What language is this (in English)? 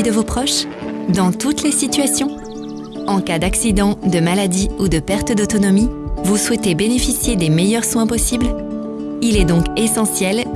French